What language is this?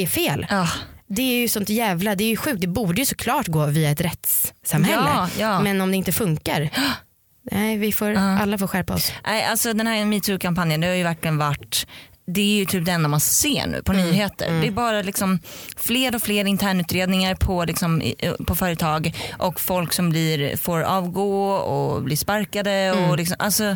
Swedish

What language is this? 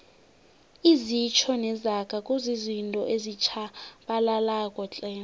South Ndebele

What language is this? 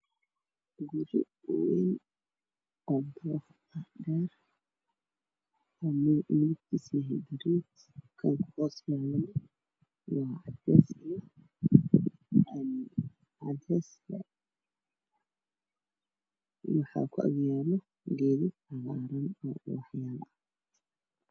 Somali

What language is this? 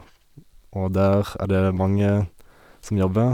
Norwegian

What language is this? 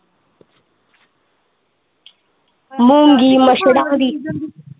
Punjabi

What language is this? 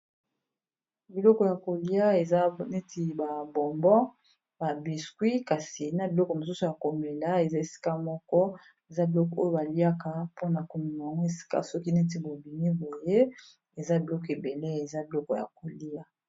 Lingala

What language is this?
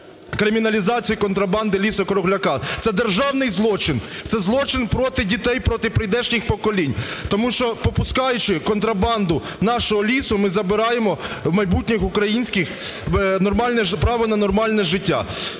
Ukrainian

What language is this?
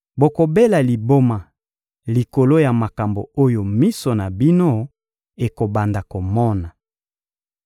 Lingala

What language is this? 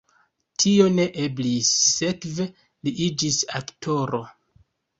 Esperanto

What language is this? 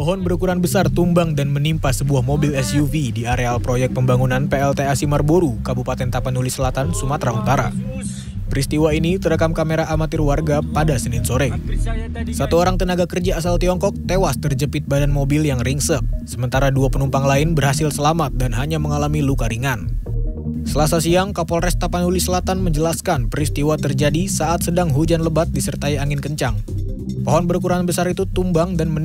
Indonesian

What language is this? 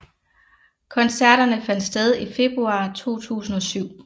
Danish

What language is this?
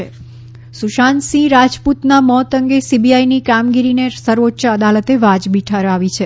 Gujarati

